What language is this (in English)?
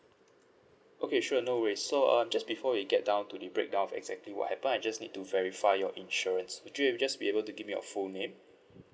English